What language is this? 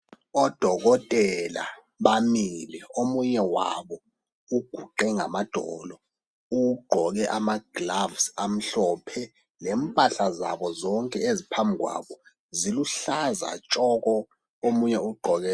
North Ndebele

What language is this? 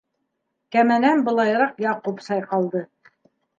Bashkir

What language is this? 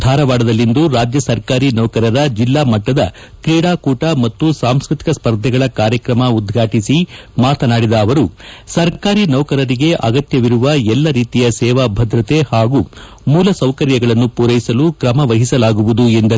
Kannada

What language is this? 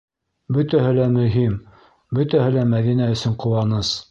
Bashkir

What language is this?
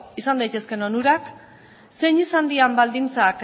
Basque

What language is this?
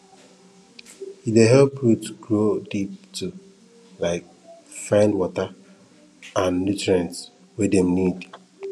Nigerian Pidgin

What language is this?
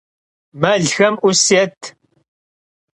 Kabardian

